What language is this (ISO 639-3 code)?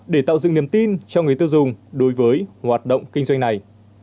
vie